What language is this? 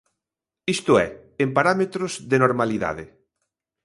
Galician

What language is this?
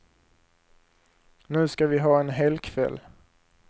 Swedish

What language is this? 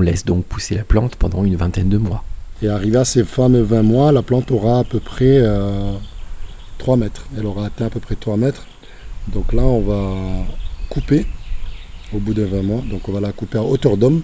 French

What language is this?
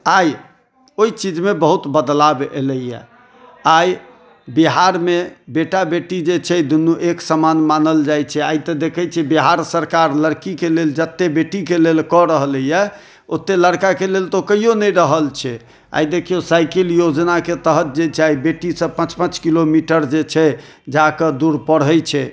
Maithili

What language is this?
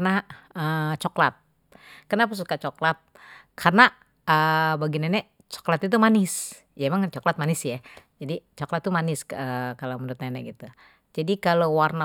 Betawi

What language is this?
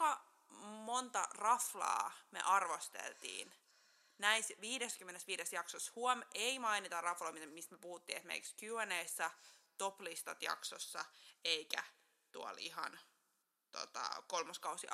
Finnish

